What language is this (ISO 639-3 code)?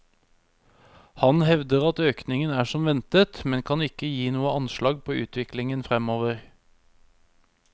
nor